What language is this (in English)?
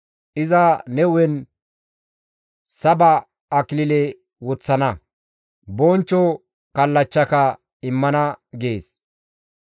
Gamo